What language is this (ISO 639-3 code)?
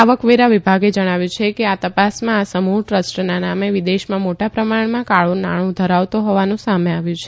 guj